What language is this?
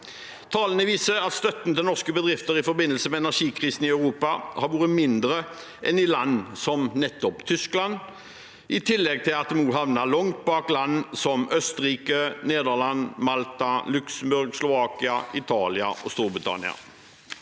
Norwegian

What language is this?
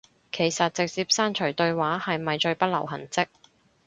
Cantonese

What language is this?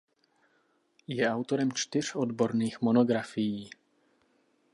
Czech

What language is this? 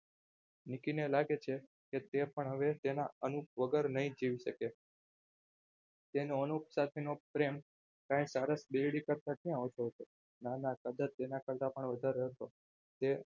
Gujarati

